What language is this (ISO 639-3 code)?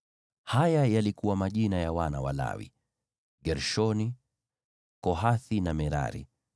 swa